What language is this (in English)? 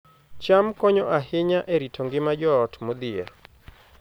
Luo (Kenya and Tanzania)